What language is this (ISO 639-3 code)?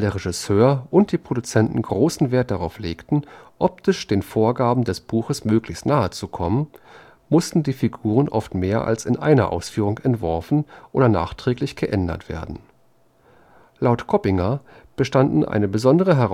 deu